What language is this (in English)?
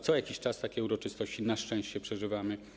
Polish